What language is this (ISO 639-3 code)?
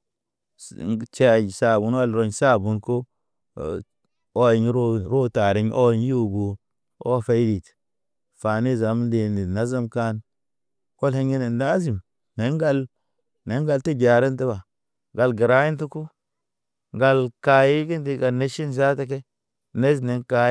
mne